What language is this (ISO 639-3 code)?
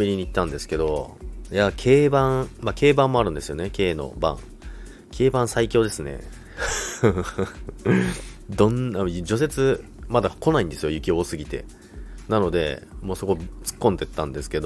jpn